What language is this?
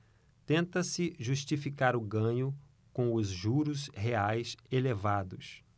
Portuguese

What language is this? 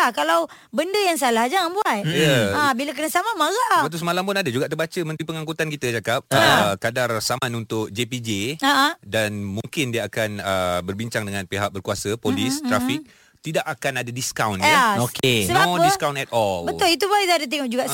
Malay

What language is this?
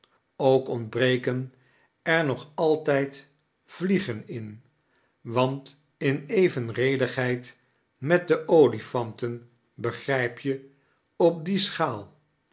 Dutch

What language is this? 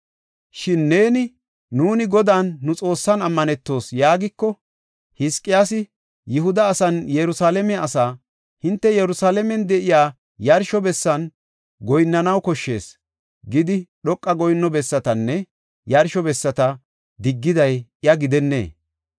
Gofa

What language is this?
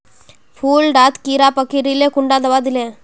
Magahi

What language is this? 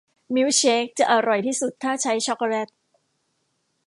Thai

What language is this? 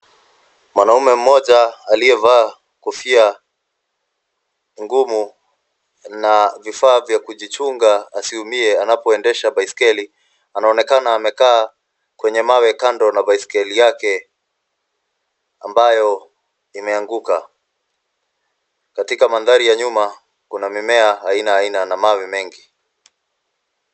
Swahili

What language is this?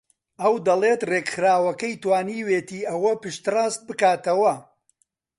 Central Kurdish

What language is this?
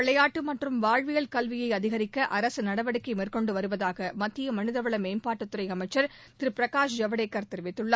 Tamil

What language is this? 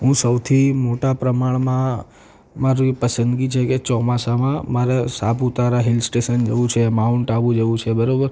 Gujarati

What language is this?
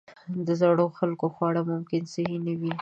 Pashto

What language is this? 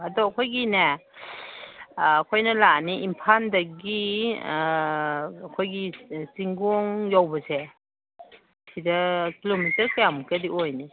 Manipuri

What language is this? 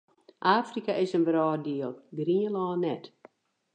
Western Frisian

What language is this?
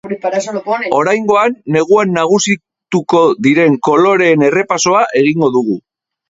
Basque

